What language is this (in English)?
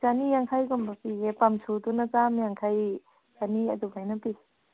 Manipuri